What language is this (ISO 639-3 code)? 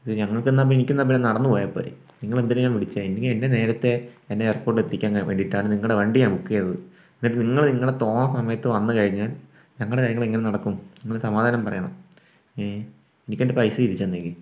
mal